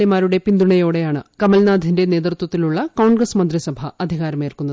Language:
Malayalam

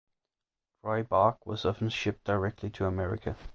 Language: English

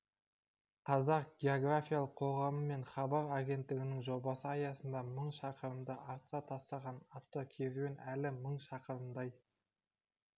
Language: Kazakh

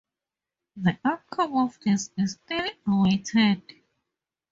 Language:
English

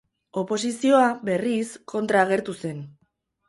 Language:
Basque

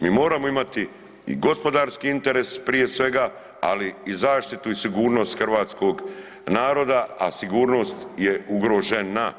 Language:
Croatian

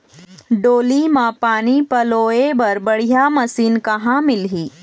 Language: Chhattisgarhi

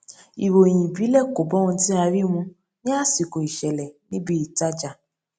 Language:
Yoruba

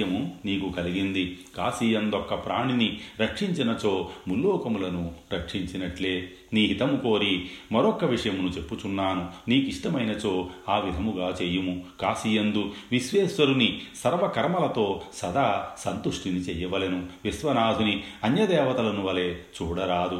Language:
Telugu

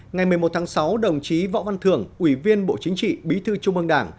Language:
Vietnamese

